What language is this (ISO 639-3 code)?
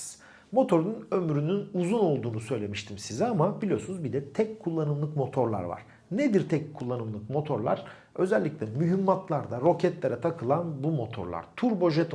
tur